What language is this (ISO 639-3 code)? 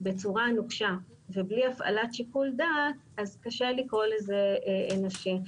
heb